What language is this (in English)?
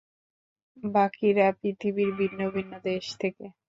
Bangla